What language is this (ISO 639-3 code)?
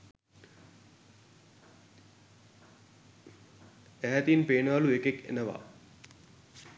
sin